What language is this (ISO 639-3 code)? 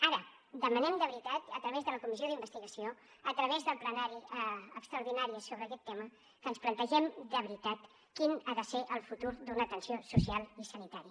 cat